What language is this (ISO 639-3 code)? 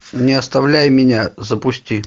rus